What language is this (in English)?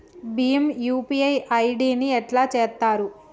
Telugu